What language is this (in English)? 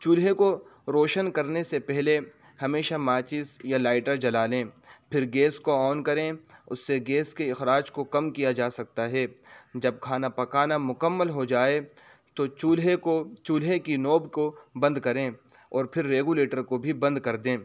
Urdu